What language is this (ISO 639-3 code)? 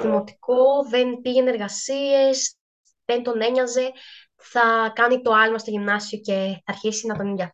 ell